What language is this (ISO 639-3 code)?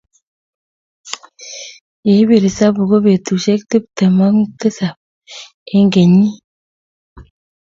kln